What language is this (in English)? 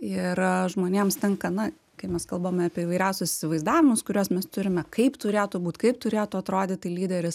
Lithuanian